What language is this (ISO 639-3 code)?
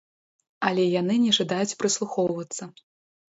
bel